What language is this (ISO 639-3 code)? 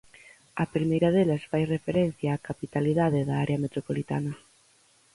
glg